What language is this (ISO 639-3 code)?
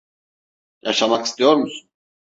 tur